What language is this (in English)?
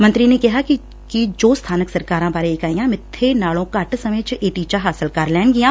Punjabi